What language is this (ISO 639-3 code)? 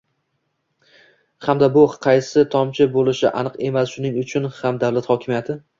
uzb